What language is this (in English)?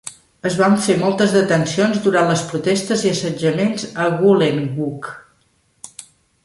Catalan